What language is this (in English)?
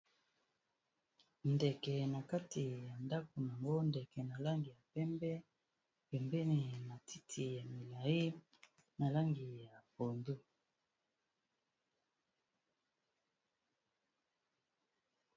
Lingala